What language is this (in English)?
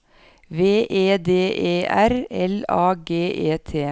Norwegian